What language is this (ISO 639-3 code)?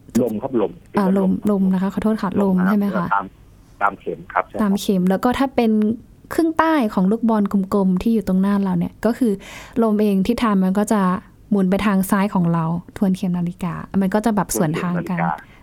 tha